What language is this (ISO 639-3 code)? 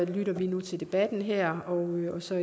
dan